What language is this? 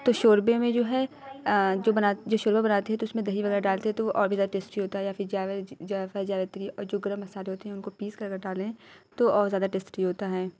Urdu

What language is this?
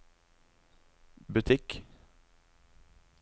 Norwegian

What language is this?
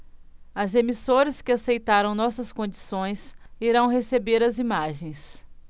Portuguese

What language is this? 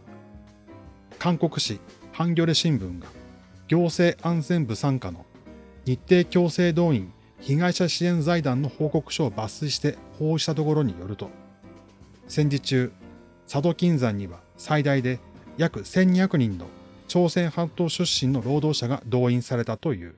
Japanese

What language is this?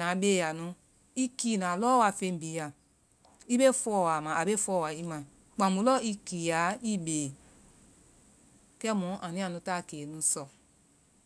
Vai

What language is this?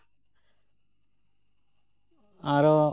Santali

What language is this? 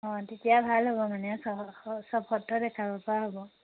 Assamese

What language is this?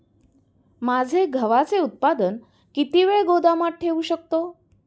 Marathi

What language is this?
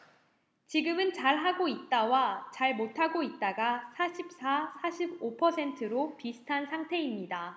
Korean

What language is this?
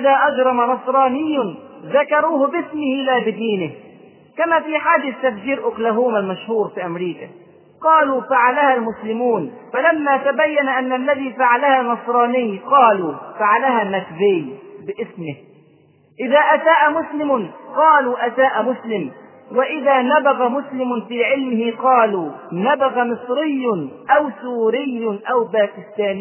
Arabic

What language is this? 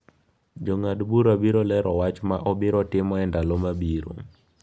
Luo (Kenya and Tanzania)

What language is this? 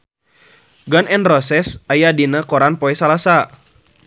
Sundanese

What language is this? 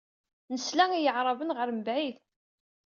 Kabyle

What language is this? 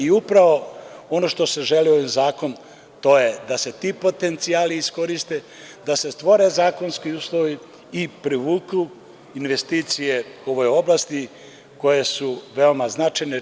Serbian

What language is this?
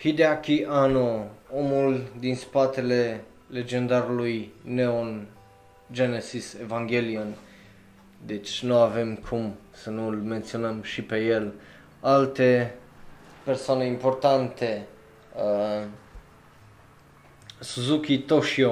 Romanian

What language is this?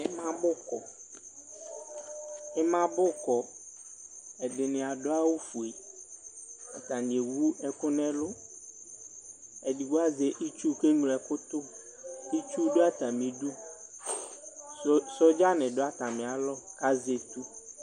Ikposo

